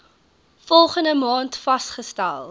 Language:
Afrikaans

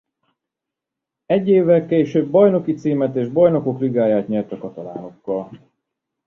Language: Hungarian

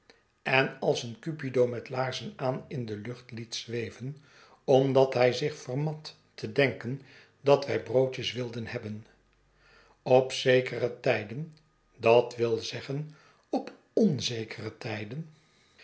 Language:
Dutch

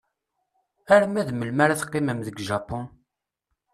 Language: Kabyle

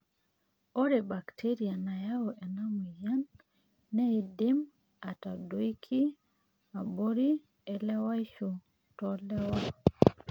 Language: Masai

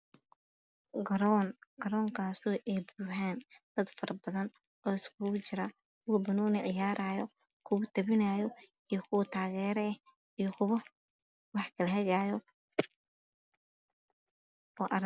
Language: Somali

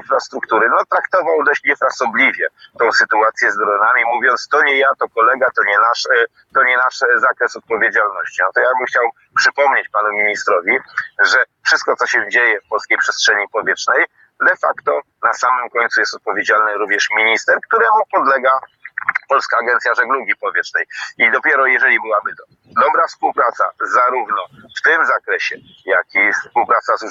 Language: Polish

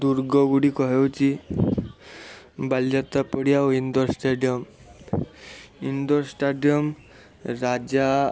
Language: Odia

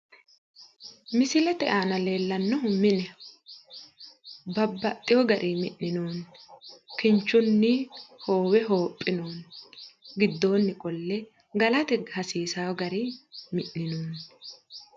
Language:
Sidamo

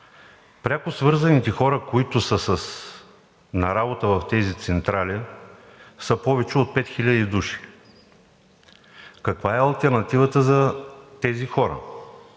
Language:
Bulgarian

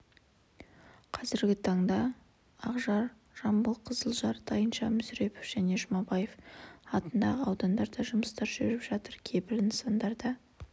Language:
Kazakh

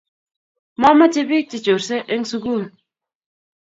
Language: Kalenjin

